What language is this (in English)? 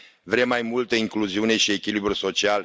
Romanian